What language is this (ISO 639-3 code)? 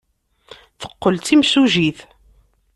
kab